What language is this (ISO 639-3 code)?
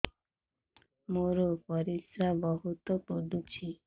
ori